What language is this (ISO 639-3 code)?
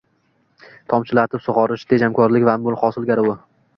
uzb